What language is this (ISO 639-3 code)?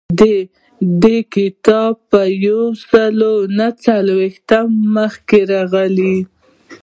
pus